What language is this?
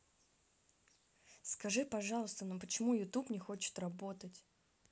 Russian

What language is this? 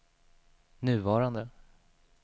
Swedish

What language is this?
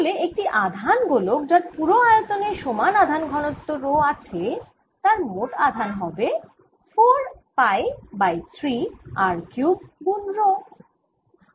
Bangla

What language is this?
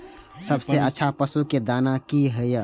Maithili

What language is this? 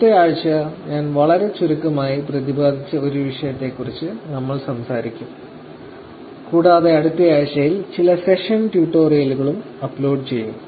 Malayalam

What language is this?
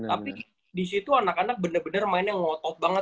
Indonesian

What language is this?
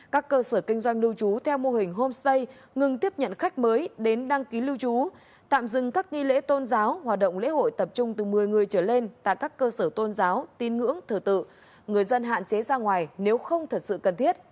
Vietnamese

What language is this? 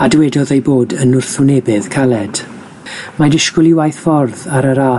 Welsh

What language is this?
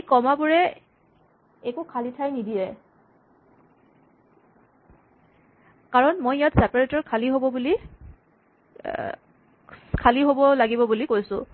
Assamese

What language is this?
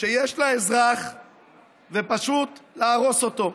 Hebrew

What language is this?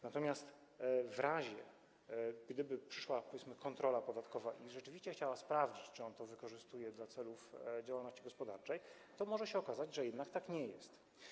Polish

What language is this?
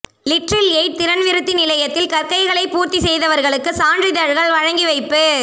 Tamil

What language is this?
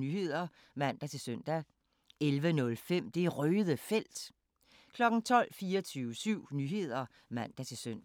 Danish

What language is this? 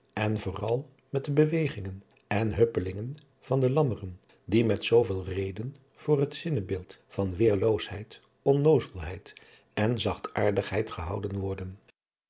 Dutch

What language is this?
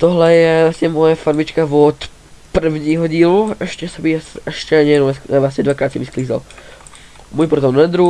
Czech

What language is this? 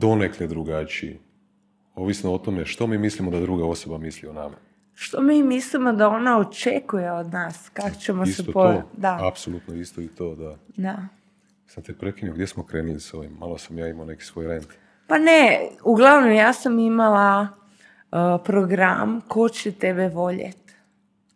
Croatian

